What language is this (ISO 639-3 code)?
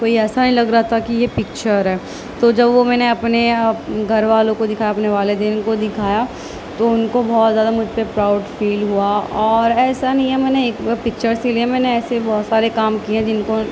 urd